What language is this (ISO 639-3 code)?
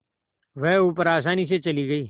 hin